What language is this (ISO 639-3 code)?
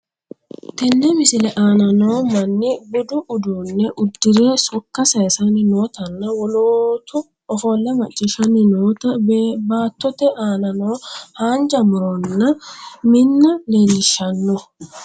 sid